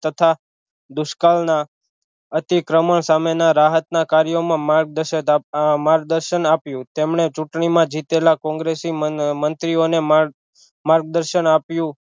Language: Gujarati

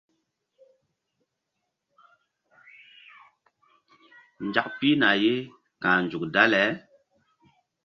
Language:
Mbum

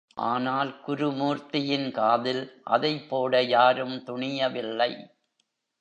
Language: Tamil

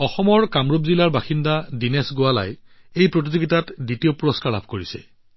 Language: Assamese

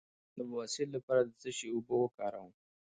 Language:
Pashto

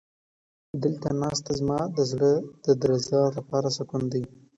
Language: Pashto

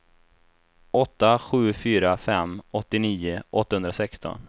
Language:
Swedish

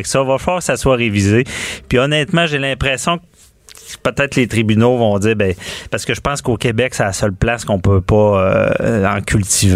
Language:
French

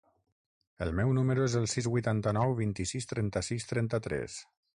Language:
Catalan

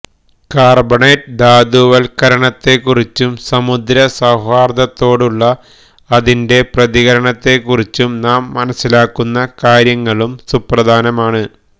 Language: Malayalam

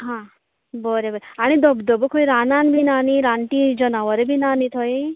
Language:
Konkani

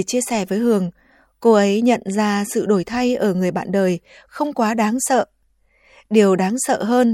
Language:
Vietnamese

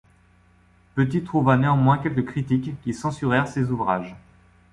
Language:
French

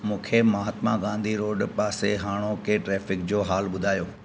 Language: Sindhi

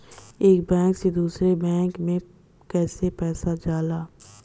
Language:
Bhojpuri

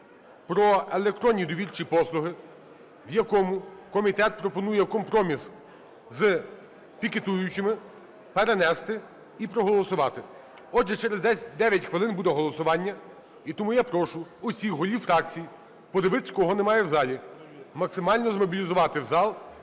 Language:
Ukrainian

